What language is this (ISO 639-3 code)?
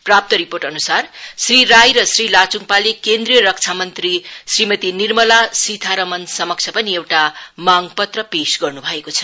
nep